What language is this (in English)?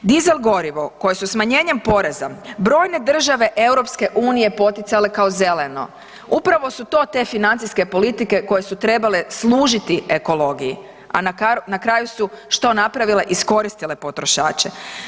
Croatian